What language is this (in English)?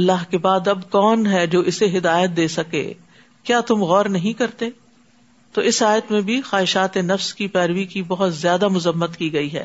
Urdu